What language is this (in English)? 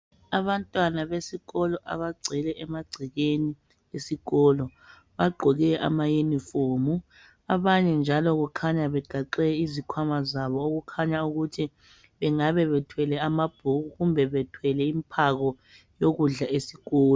North Ndebele